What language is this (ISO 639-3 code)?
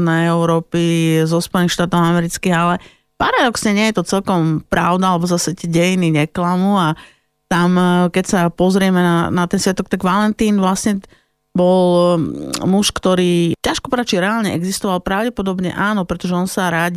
slk